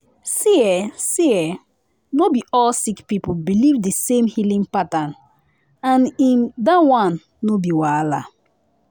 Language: Nigerian Pidgin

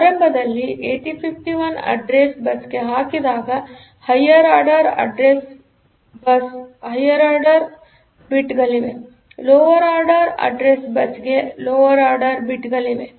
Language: Kannada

